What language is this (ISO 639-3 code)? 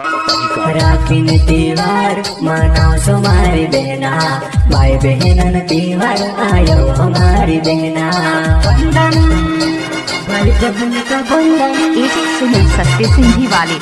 hin